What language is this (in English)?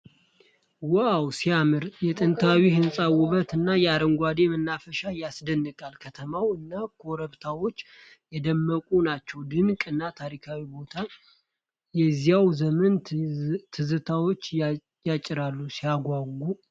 Amharic